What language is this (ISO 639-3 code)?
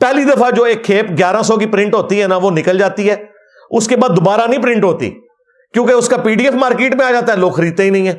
urd